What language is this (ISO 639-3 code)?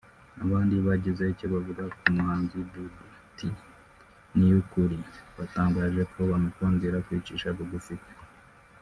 kin